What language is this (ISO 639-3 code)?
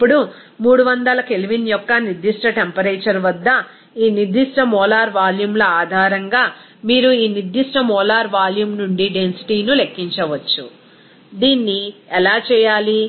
tel